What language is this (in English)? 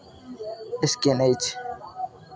Maithili